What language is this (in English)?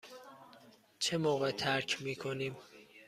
Persian